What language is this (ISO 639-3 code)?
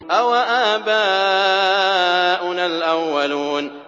ara